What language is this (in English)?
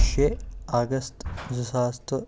Kashmiri